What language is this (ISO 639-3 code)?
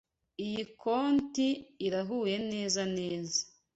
kin